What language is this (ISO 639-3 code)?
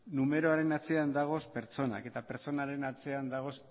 eus